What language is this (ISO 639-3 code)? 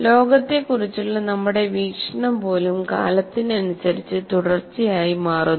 mal